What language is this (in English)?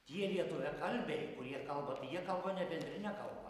Lithuanian